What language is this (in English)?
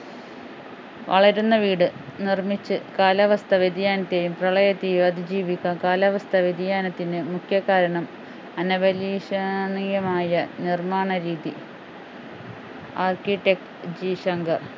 Malayalam